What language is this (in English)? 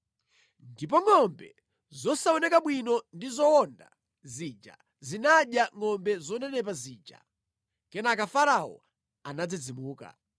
Nyanja